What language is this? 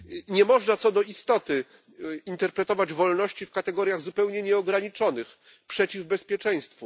Polish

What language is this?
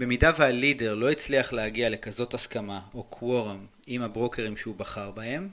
Hebrew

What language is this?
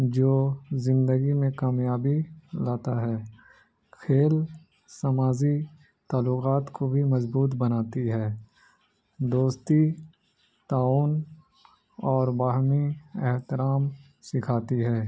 Urdu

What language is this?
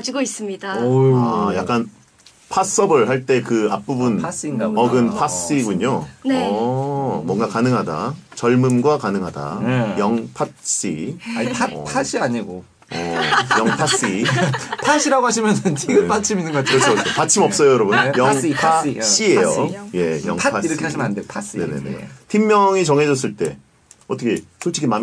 Korean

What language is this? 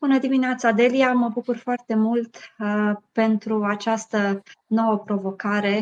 Romanian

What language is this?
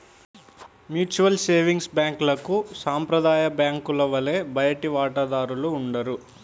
Telugu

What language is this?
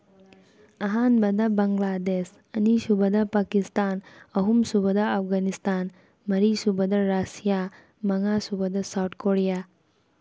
Manipuri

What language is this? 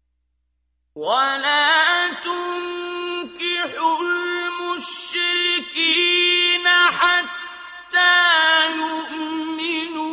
Arabic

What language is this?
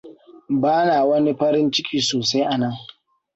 Hausa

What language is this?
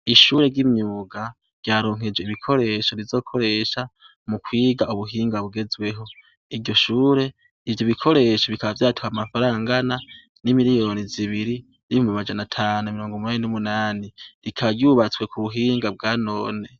Rundi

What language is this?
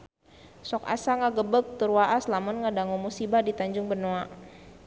Sundanese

